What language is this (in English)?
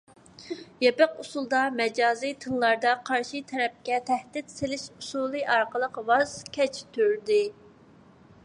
Uyghur